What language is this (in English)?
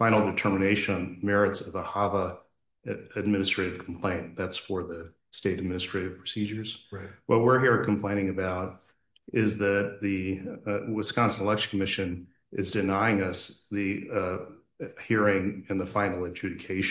English